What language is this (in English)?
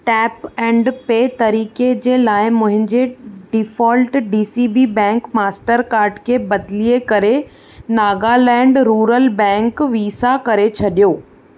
Sindhi